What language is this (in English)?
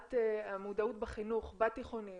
Hebrew